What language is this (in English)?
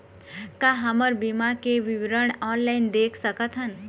Chhattisgarhi